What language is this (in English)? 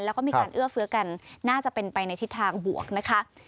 Thai